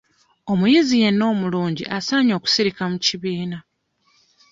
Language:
Ganda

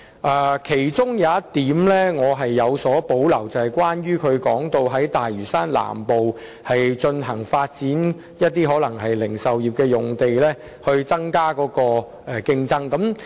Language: Cantonese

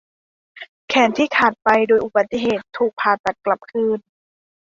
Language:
Thai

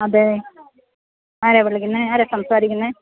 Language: Malayalam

